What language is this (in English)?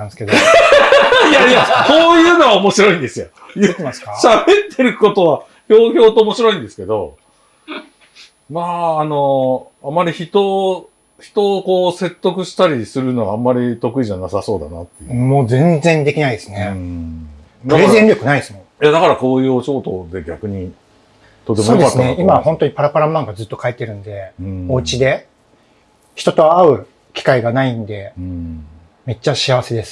Japanese